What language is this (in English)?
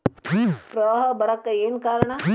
Kannada